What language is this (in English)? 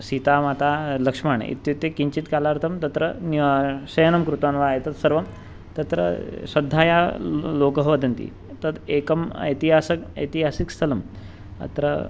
Sanskrit